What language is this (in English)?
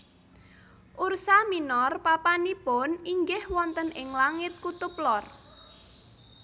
Javanese